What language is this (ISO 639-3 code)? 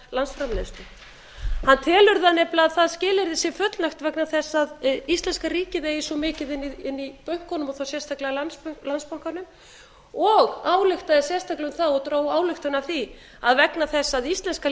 isl